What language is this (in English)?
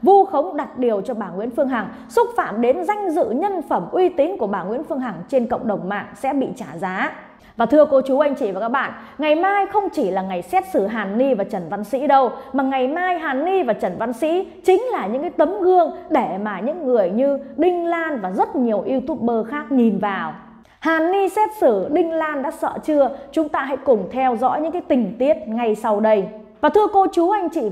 Vietnamese